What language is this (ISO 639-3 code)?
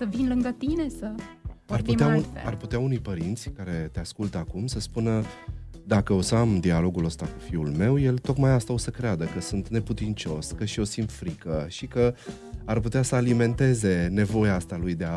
ron